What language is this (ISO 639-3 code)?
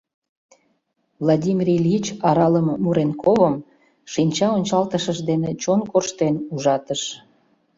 chm